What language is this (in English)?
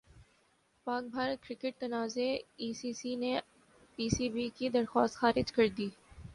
Urdu